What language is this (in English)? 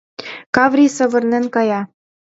Mari